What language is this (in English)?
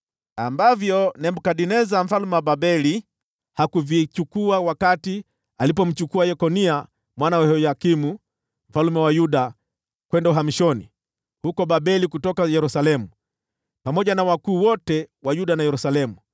Swahili